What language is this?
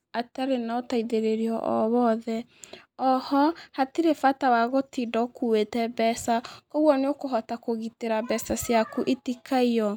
Kikuyu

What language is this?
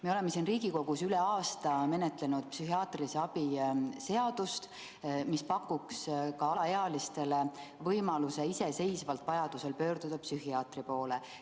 Estonian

